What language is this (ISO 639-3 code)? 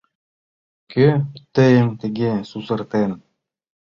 chm